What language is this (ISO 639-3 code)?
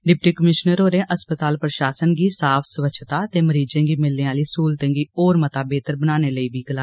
doi